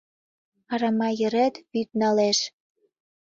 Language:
Mari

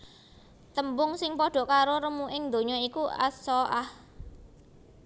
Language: Javanese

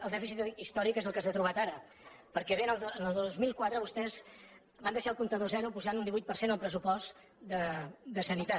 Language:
Catalan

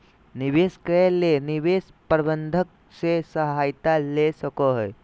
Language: Magahi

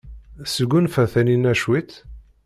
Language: Kabyle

